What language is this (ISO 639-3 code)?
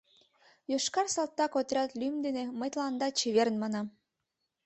chm